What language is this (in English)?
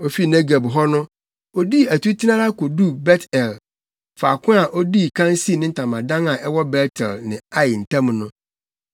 Akan